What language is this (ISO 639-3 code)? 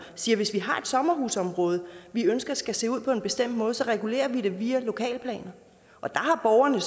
dan